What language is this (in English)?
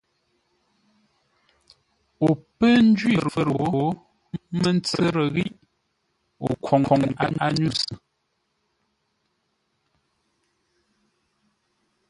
Ngombale